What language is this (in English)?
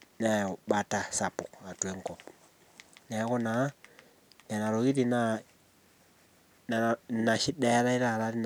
Masai